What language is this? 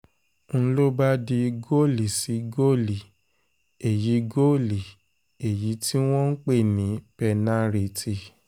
Yoruba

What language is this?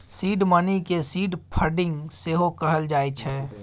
Maithili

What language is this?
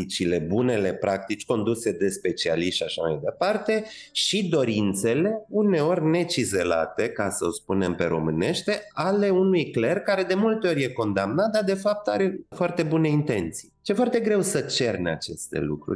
Romanian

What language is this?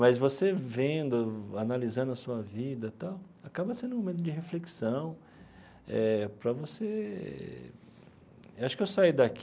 Portuguese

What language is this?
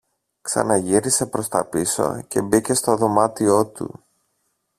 Greek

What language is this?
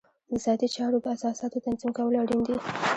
Pashto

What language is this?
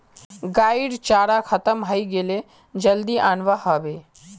Magahi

